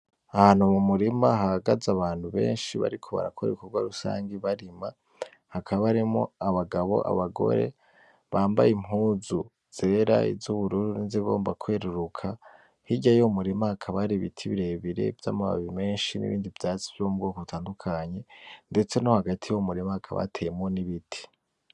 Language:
Rundi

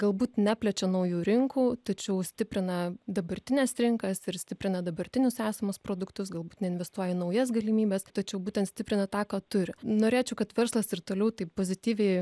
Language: Lithuanian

